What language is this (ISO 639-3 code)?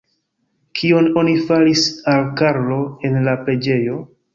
epo